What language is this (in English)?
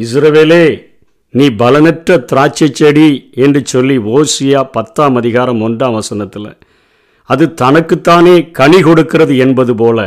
Tamil